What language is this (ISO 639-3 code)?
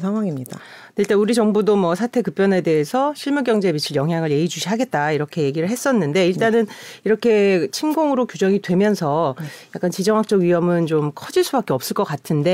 kor